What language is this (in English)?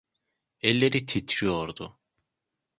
Turkish